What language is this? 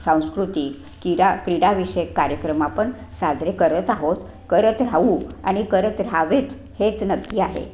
Marathi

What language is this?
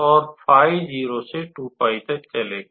Hindi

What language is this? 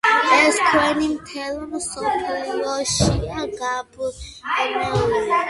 Georgian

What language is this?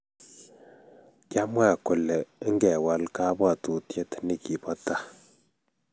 Kalenjin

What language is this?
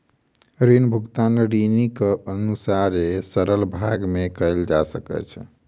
Maithili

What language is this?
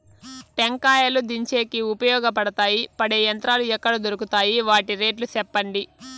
Telugu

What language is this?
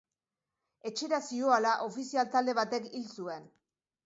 Basque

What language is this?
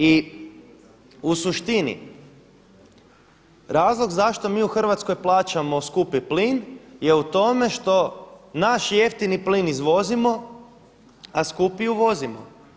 Croatian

